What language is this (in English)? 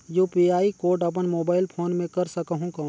Chhattisgarhi